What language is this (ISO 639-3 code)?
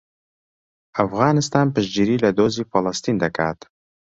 ckb